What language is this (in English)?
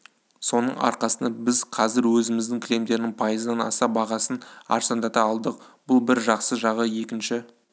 Kazakh